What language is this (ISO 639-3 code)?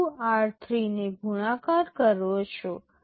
guj